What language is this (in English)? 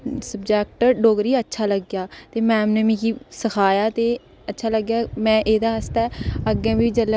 Dogri